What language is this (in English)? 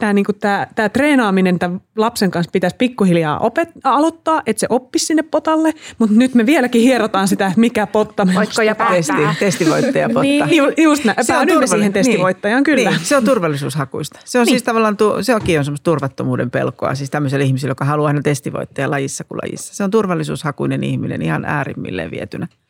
Finnish